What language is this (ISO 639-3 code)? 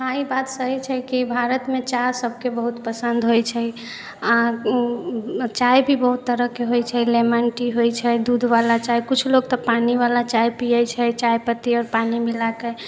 mai